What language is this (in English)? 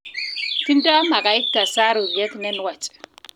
Kalenjin